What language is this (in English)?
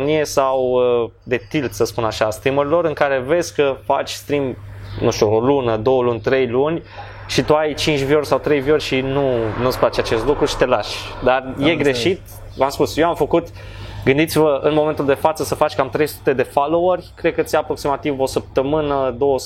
Romanian